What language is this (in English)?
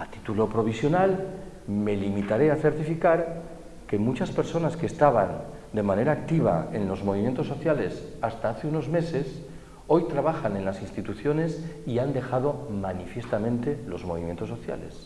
Spanish